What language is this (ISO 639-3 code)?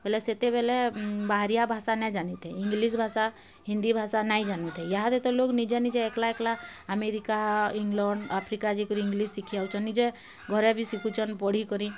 ori